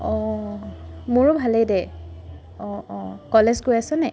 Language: Assamese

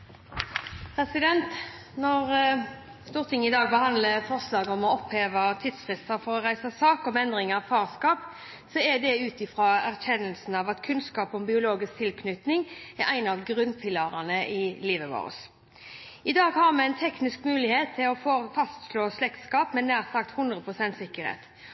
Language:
Norwegian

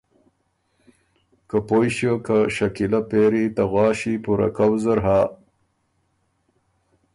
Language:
Ormuri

